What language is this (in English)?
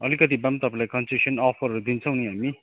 Nepali